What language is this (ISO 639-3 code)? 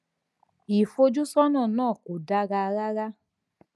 yor